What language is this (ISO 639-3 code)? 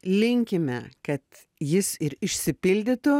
lit